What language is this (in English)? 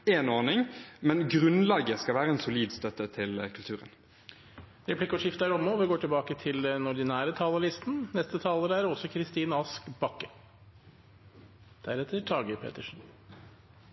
Norwegian